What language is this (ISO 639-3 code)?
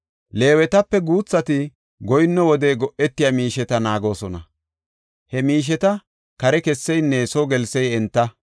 gof